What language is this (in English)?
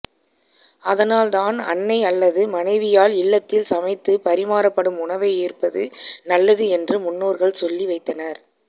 Tamil